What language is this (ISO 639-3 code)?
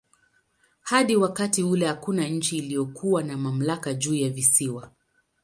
swa